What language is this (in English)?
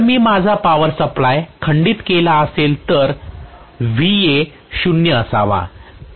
Marathi